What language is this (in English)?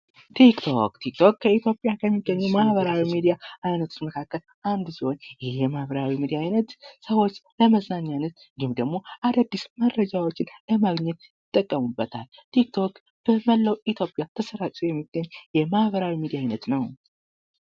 Amharic